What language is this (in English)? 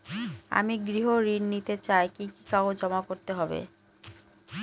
Bangla